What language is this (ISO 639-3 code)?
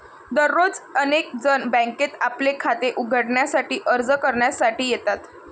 mar